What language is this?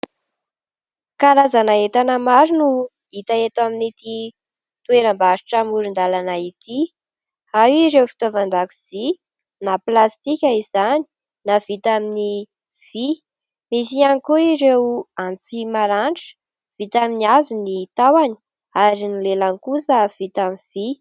Malagasy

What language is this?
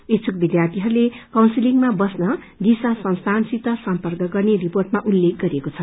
Nepali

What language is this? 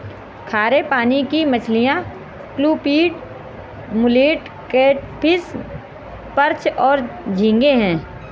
Hindi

